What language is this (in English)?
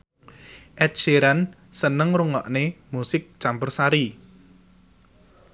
Javanese